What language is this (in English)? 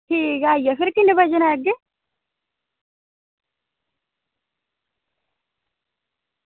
Dogri